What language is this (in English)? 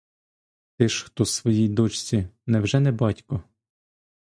Ukrainian